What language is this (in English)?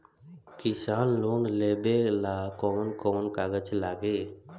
Bhojpuri